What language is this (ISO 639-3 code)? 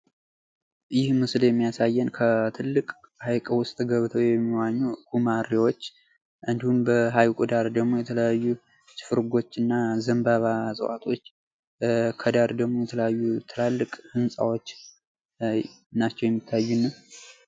amh